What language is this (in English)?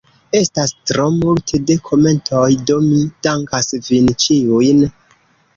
Esperanto